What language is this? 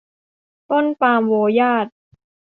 Thai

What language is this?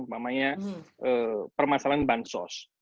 Indonesian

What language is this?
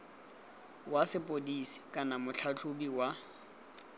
Tswana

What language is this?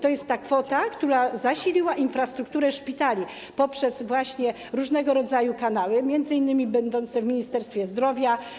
Polish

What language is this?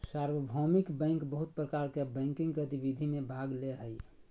Magahi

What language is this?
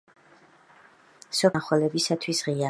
Georgian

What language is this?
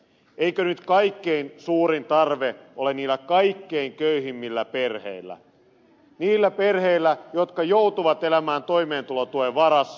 Finnish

